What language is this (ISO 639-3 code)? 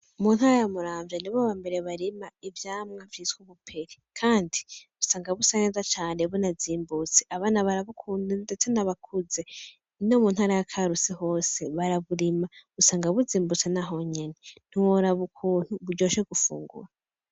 run